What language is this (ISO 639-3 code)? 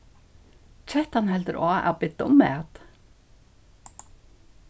fao